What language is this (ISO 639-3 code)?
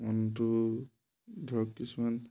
asm